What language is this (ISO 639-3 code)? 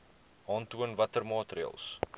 afr